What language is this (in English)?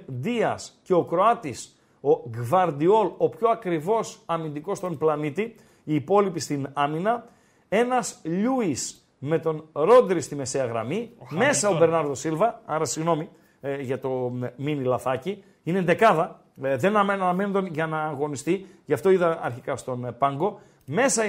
Greek